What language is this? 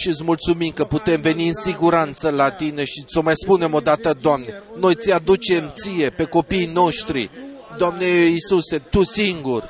Romanian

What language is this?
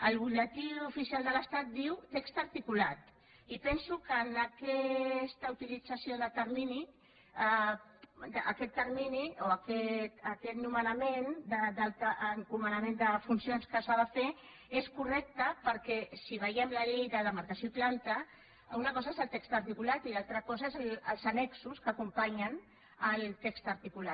Catalan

